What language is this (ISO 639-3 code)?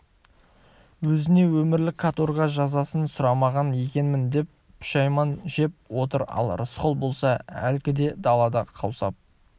kaz